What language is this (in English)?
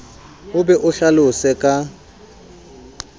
Southern Sotho